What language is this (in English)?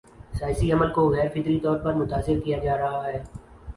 Urdu